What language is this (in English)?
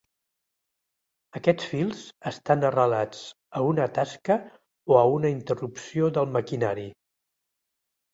Catalan